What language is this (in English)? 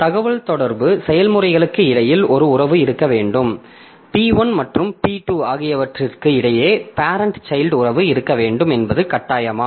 Tamil